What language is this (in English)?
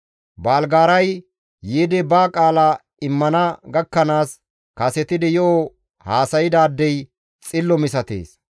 Gamo